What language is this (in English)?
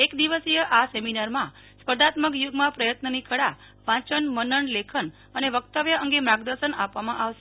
Gujarati